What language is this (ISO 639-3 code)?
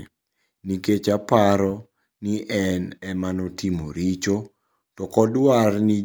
luo